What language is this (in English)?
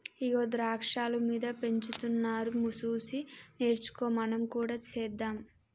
Telugu